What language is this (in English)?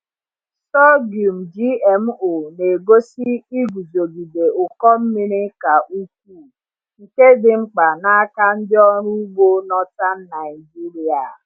Igbo